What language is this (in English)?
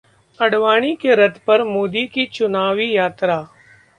Hindi